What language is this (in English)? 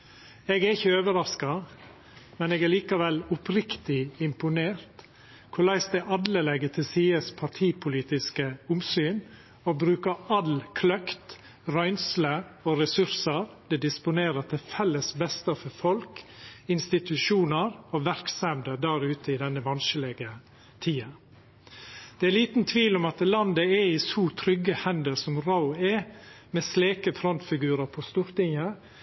Norwegian Nynorsk